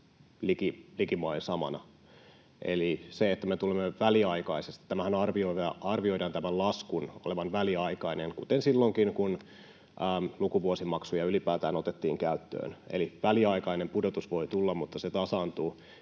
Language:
Finnish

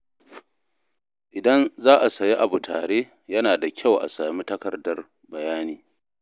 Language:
Hausa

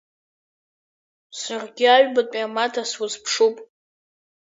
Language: Abkhazian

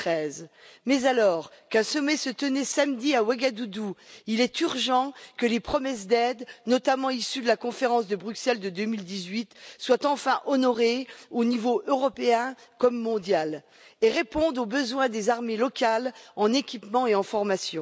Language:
French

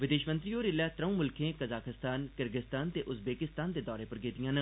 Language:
Dogri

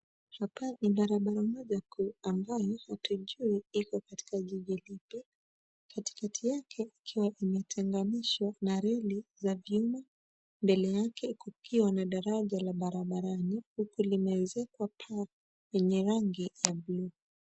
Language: Swahili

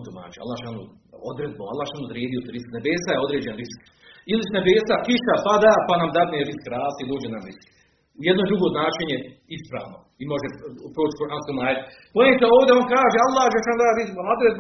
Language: Croatian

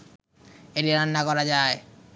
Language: Bangla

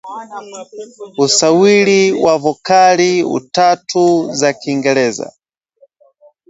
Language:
Swahili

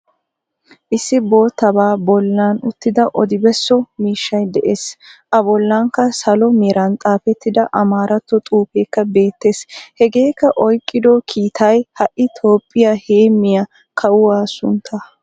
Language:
Wolaytta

